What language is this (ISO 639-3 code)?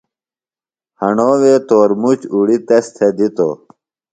phl